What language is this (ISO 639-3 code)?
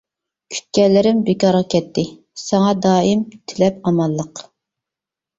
uig